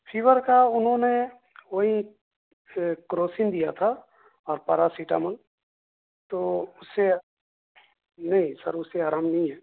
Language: Urdu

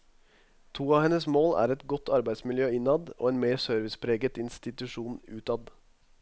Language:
Norwegian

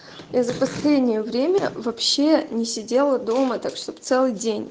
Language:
Russian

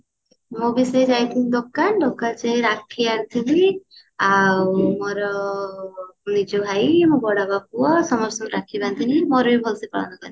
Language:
Odia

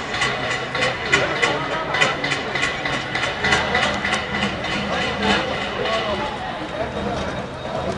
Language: Arabic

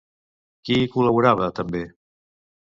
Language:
Catalan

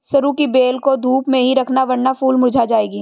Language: Hindi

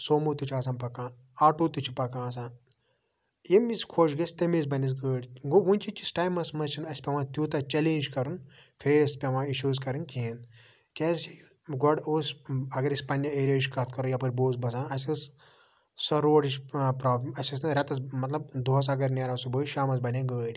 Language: Kashmiri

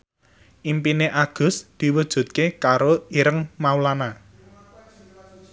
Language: Javanese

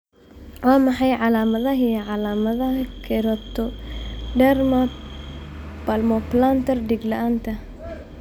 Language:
Somali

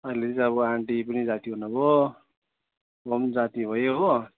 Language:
Nepali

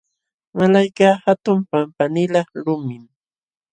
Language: Jauja Wanca Quechua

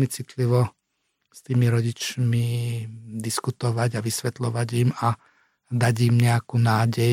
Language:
Slovak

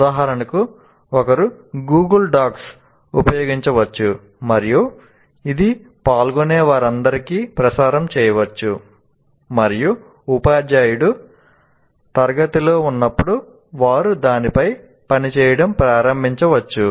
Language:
Telugu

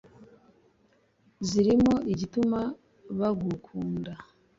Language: Kinyarwanda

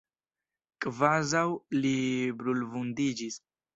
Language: Esperanto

